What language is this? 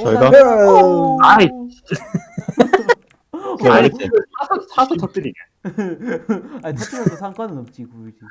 Korean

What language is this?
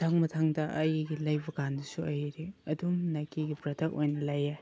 Manipuri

